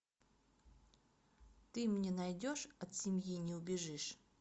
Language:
Russian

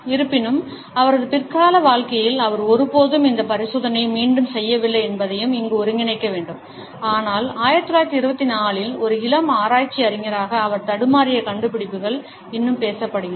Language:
Tamil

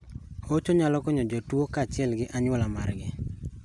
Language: Luo (Kenya and Tanzania)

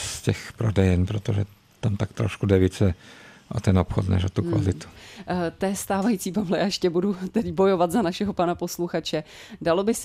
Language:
Czech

